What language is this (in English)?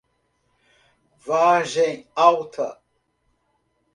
Portuguese